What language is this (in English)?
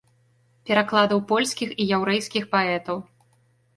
Belarusian